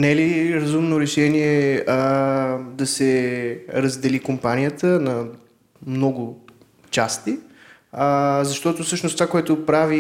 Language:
Bulgarian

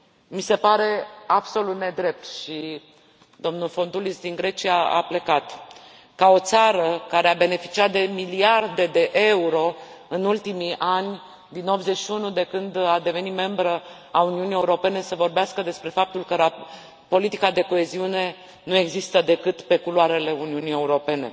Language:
Romanian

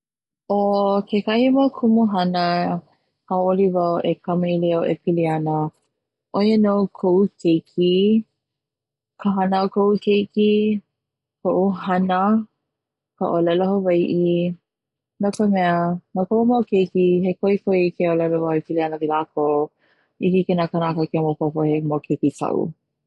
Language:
Hawaiian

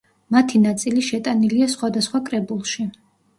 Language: Georgian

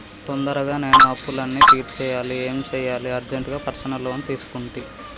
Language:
Telugu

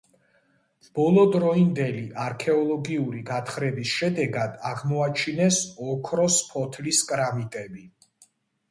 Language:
Georgian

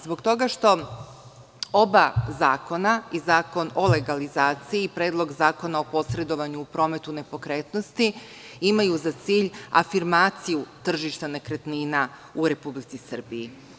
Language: Serbian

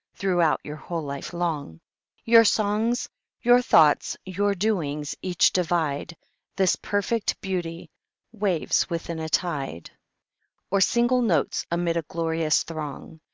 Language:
English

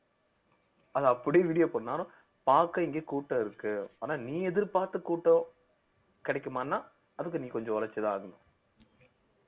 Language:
Tamil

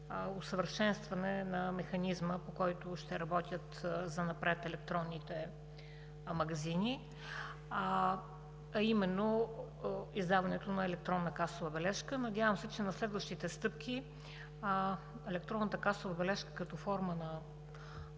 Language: Bulgarian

